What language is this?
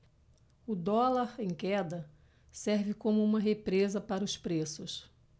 Portuguese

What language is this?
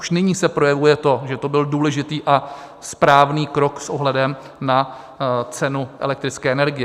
Czech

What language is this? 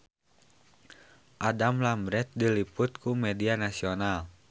Sundanese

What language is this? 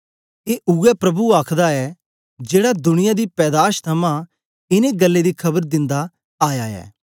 Dogri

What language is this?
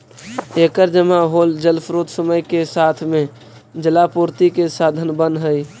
Magahi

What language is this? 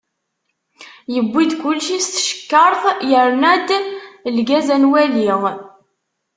Kabyle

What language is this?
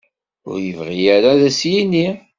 Kabyle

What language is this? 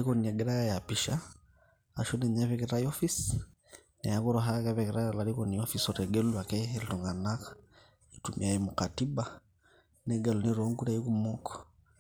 Masai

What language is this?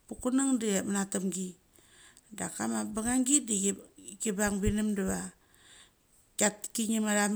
Mali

